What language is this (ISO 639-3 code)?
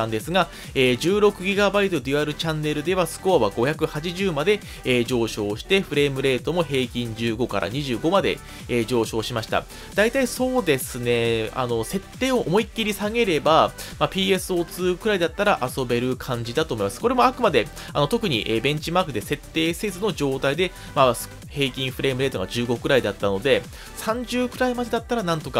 jpn